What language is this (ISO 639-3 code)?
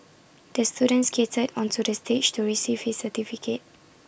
eng